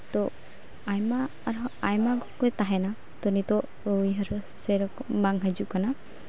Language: Santali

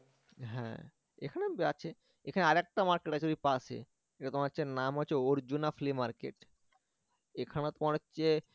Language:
Bangla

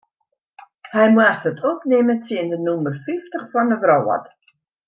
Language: Western Frisian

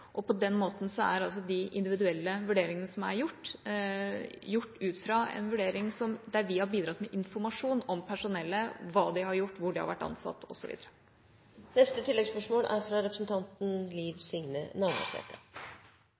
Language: Norwegian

